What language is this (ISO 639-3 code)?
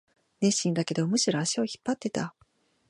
jpn